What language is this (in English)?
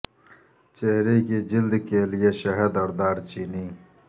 Urdu